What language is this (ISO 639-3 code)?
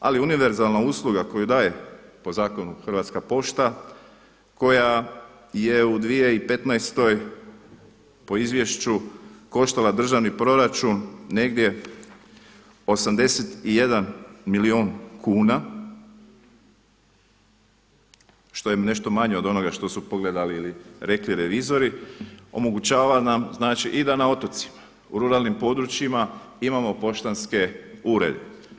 hrv